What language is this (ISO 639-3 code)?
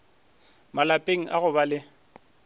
nso